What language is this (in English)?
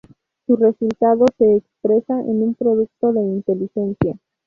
Spanish